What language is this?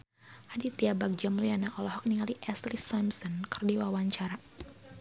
Sundanese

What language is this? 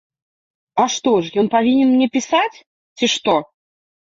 Belarusian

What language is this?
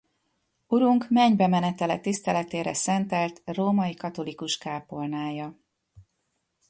Hungarian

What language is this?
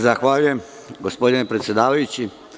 Serbian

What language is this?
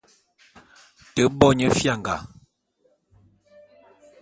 Bulu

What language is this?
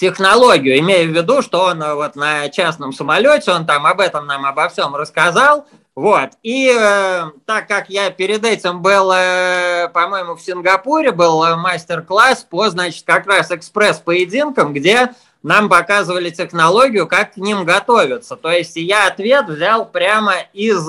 Russian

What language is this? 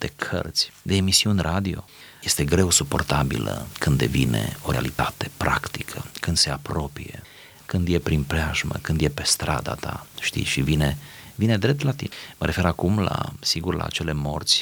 Romanian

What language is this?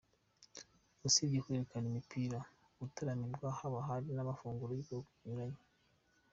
Kinyarwanda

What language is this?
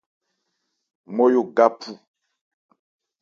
Ebrié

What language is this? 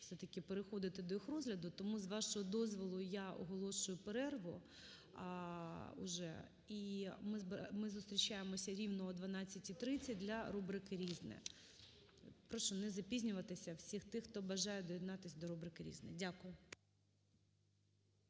Ukrainian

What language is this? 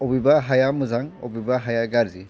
Bodo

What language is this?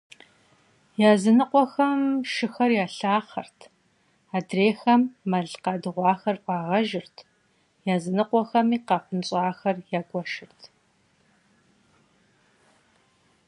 Kabardian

